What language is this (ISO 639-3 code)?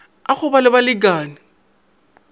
nso